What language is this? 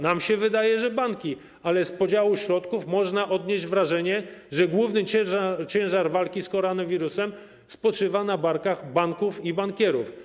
Polish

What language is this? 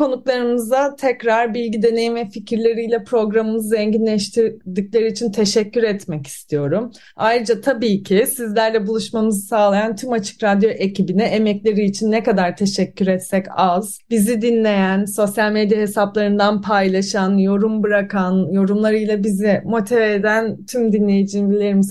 Turkish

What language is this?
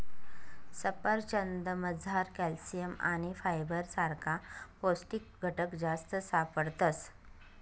Marathi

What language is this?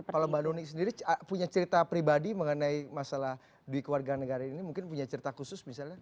Indonesian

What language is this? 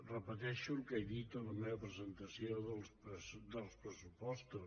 Catalan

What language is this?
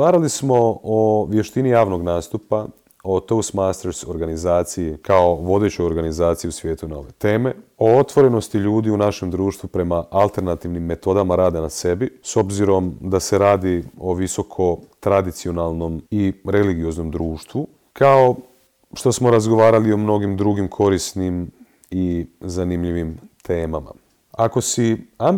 Croatian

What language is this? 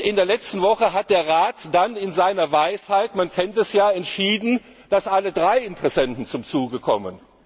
German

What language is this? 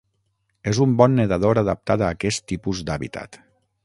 Catalan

